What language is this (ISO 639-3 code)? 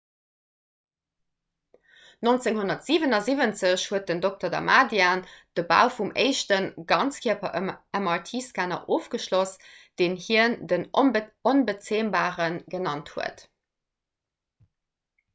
ltz